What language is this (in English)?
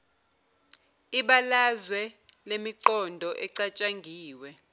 Zulu